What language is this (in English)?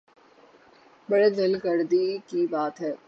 Urdu